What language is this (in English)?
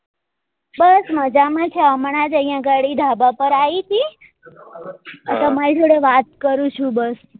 Gujarati